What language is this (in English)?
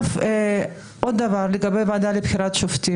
Hebrew